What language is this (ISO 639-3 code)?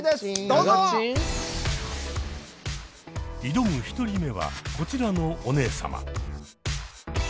jpn